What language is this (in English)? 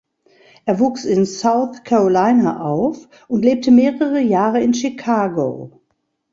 German